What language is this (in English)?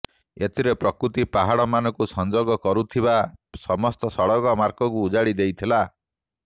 Odia